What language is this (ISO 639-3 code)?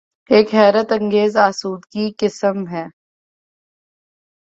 urd